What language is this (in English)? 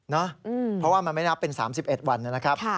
Thai